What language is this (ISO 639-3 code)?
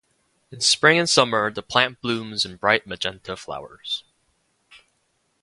eng